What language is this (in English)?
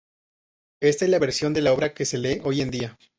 Spanish